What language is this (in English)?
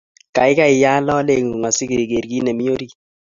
Kalenjin